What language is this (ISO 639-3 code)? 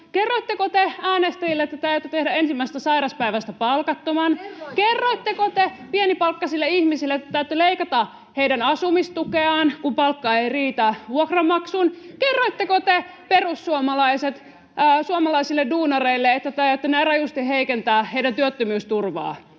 fin